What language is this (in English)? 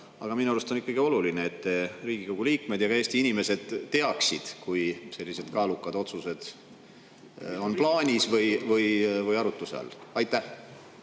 Estonian